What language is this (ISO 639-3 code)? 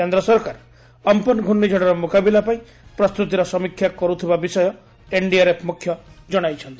ori